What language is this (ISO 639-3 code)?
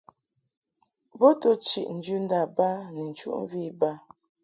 mhk